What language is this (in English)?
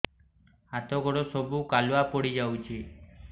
Odia